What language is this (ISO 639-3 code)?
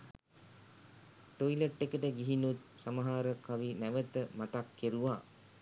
sin